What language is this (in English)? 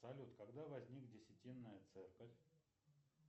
Russian